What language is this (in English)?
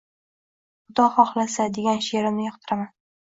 Uzbek